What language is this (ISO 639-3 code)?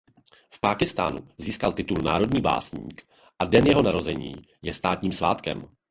ces